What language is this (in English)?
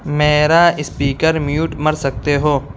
Urdu